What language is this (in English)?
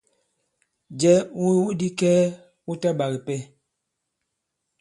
Bankon